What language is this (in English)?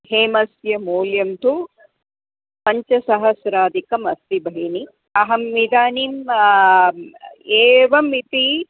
Sanskrit